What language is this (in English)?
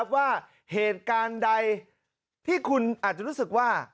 Thai